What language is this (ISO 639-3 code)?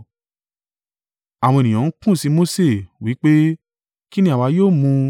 yor